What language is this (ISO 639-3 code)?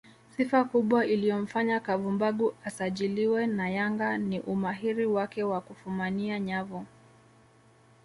swa